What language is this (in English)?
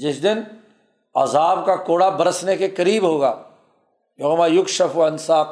Urdu